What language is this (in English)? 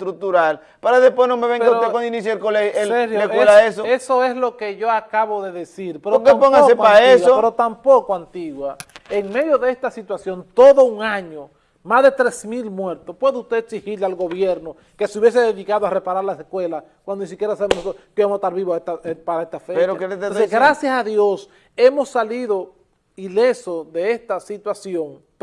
Spanish